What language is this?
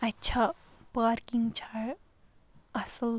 Kashmiri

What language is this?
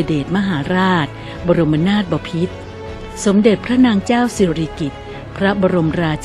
Thai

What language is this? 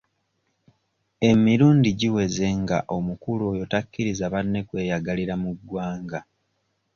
Ganda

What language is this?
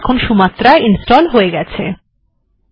Bangla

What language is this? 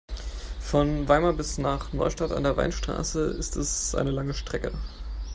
German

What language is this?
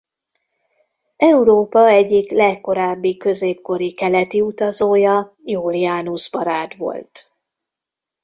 Hungarian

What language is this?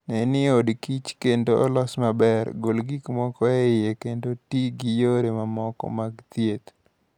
Luo (Kenya and Tanzania)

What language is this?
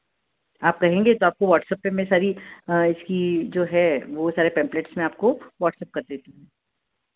Hindi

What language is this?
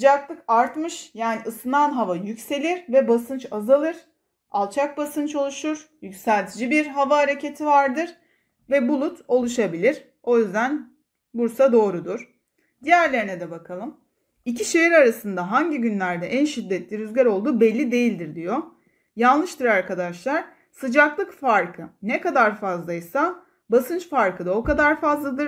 Turkish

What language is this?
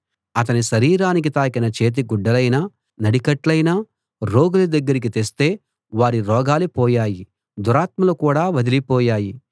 Telugu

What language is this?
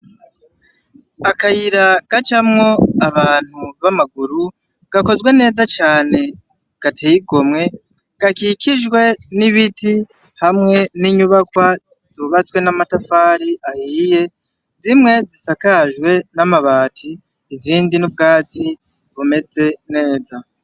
Rundi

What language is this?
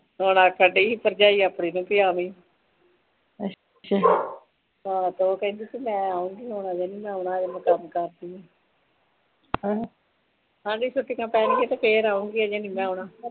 Punjabi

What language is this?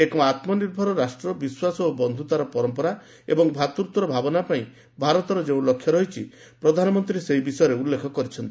Odia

